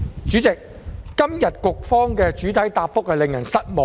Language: Cantonese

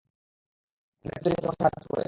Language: Bangla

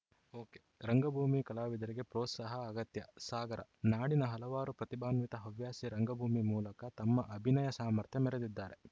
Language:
Kannada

